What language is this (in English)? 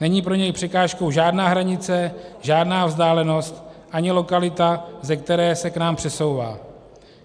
Czech